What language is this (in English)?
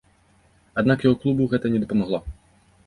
Belarusian